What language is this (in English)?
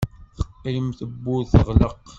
Kabyle